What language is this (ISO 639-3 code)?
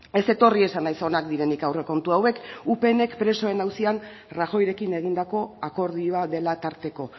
eus